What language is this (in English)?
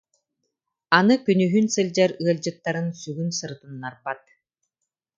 Yakut